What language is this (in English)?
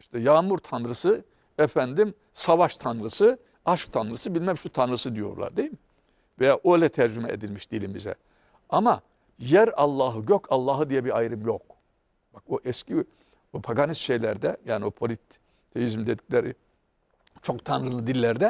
Turkish